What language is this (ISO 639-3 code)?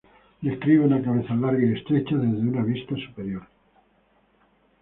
spa